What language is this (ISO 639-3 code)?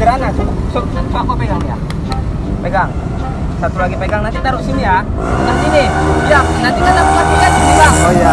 ind